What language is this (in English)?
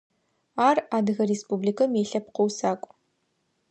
Adyghe